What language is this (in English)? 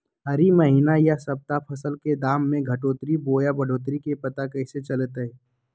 Magahi